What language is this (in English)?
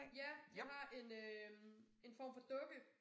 Danish